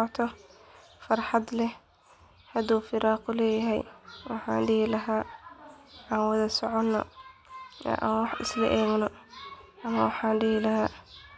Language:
Somali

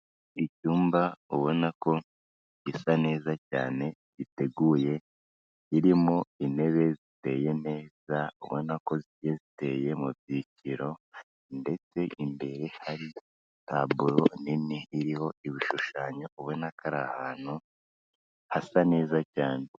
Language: Kinyarwanda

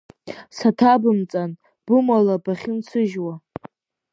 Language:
Abkhazian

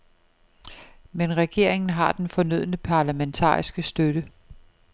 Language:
Danish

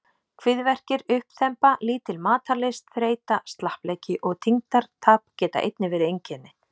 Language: Icelandic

